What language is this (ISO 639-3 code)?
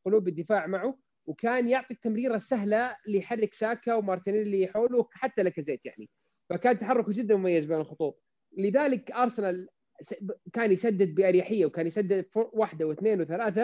ara